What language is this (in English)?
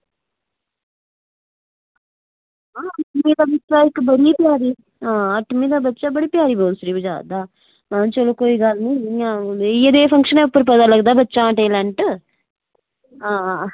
Dogri